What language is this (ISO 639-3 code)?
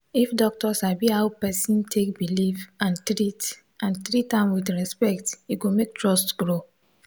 pcm